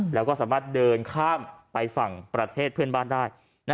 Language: Thai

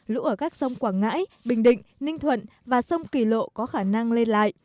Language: Vietnamese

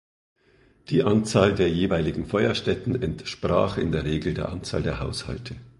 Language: German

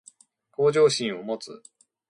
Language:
Japanese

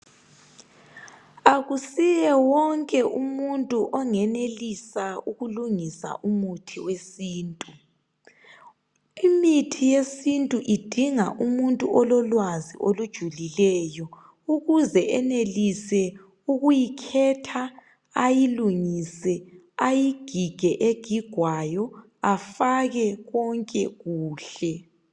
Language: North Ndebele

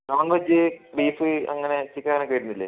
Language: Malayalam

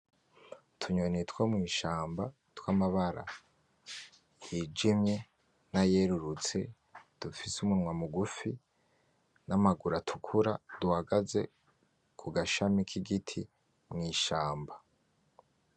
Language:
Rundi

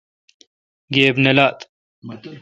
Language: Kalkoti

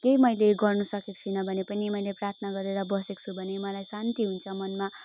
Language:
Nepali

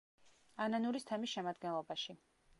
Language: Georgian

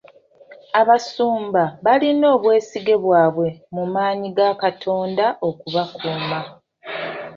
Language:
Ganda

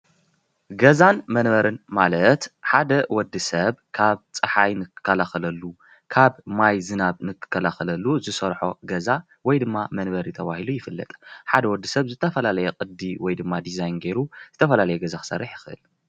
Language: Tigrinya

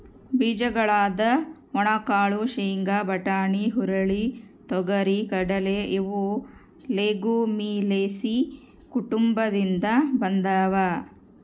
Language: Kannada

